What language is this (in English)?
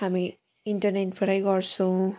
Nepali